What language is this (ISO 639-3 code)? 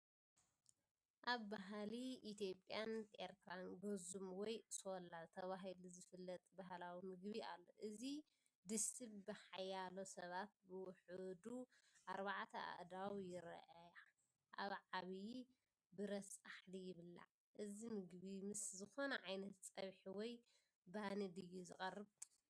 tir